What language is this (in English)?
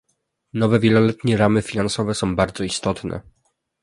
Polish